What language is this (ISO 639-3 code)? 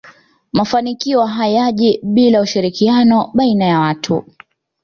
swa